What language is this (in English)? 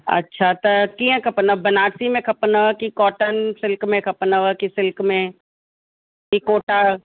Sindhi